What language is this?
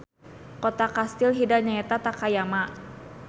Sundanese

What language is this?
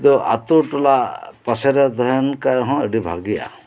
Santali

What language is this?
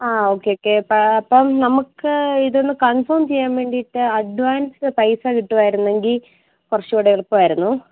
Malayalam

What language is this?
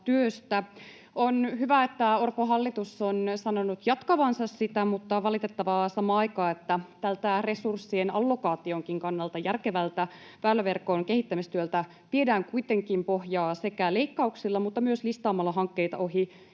Finnish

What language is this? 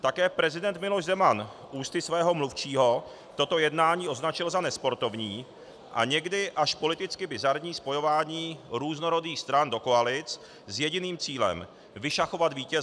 Czech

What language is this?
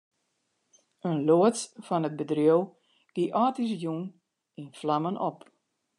Western Frisian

